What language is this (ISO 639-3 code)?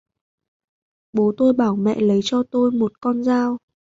vie